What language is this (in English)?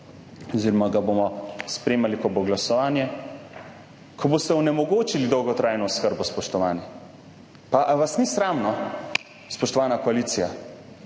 Slovenian